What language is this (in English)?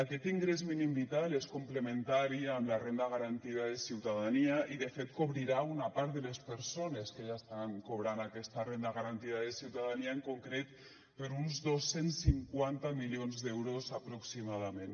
Catalan